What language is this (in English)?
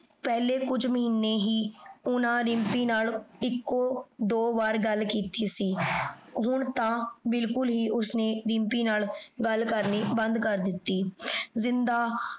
Punjabi